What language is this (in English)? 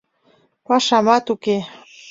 Mari